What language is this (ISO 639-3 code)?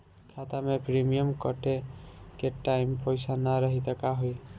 bho